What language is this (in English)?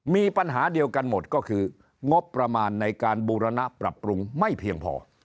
Thai